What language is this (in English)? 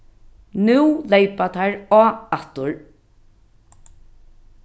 Faroese